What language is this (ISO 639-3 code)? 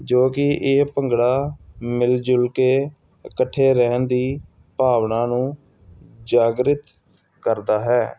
pan